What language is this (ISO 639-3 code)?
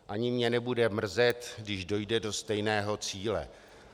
ces